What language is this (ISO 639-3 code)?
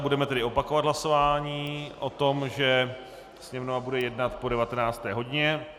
ces